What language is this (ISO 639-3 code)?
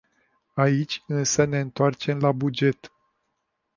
ron